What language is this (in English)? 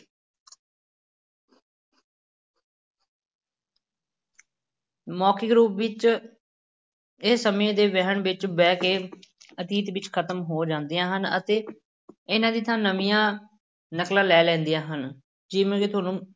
Punjabi